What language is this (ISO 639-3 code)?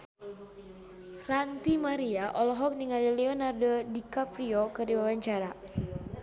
sun